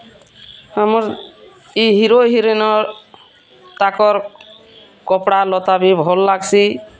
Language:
Odia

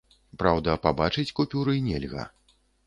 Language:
Belarusian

